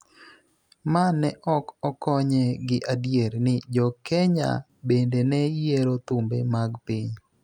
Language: Luo (Kenya and Tanzania)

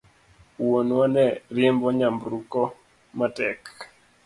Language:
Luo (Kenya and Tanzania)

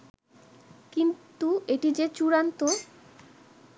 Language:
Bangla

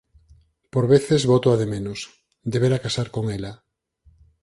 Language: Galician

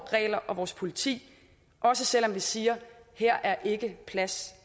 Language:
Danish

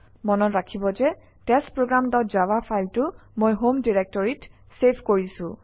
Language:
Assamese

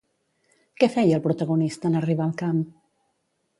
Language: Catalan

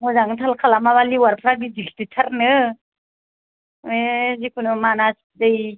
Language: Bodo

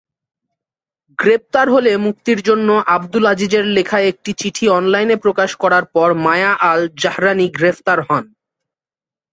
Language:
Bangla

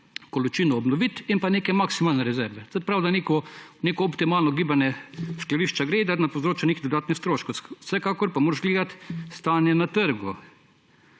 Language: Slovenian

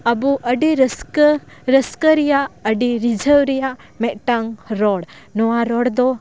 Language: Santali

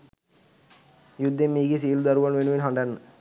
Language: Sinhala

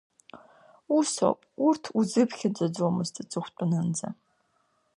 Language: Abkhazian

